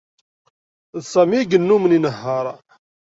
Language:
Kabyle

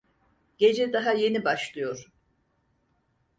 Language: Turkish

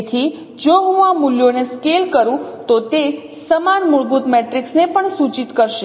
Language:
Gujarati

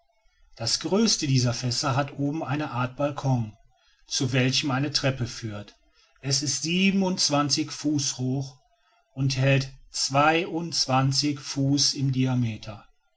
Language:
German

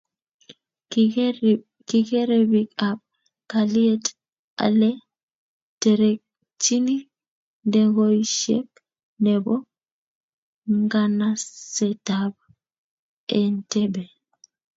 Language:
Kalenjin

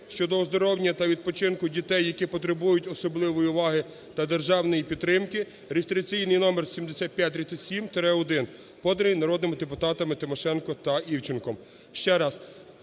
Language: Ukrainian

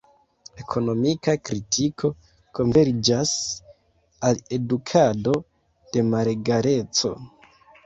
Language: Esperanto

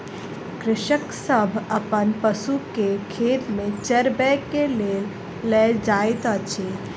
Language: Maithili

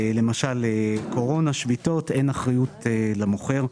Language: Hebrew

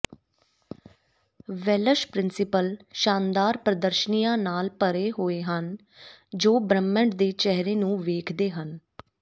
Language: Punjabi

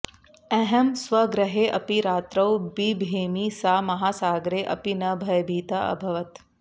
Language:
Sanskrit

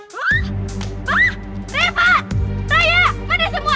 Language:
Indonesian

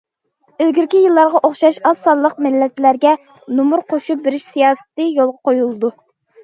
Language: Uyghur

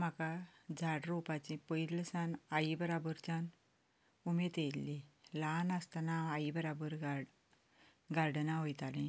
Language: Konkani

